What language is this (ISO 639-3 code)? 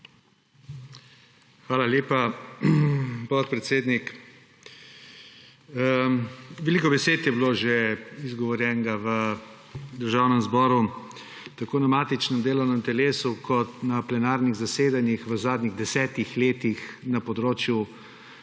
slv